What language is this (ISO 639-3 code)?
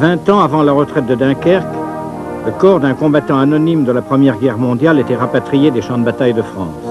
fra